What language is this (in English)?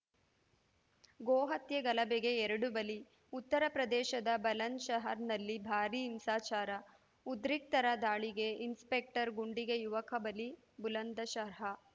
Kannada